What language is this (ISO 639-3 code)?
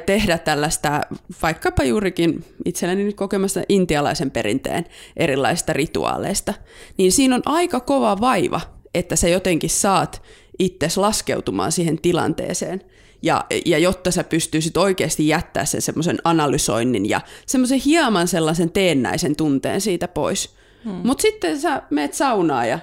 fin